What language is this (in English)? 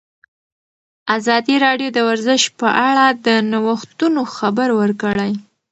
Pashto